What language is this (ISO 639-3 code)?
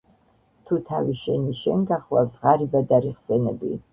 kat